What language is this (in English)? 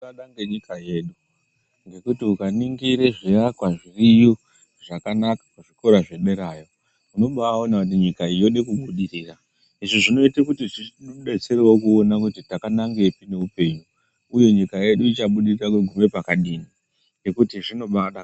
Ndau